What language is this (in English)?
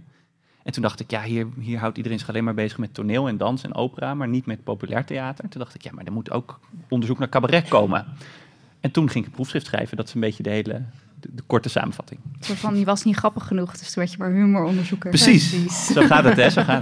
Dutch